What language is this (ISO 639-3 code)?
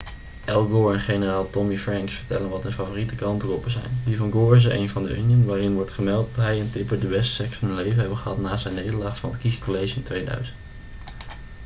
nld